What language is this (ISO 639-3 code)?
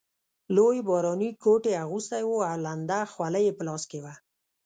pus